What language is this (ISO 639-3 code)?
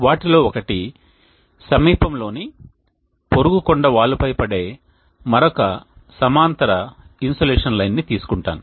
tel